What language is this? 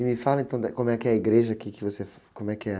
Portuguese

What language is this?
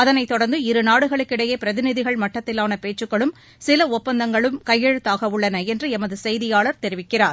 Tamil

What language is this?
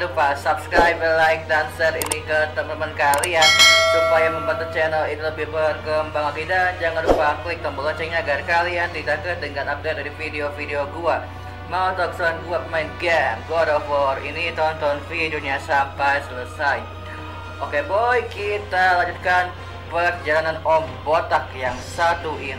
Indonesian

